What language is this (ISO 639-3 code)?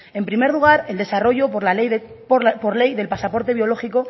spa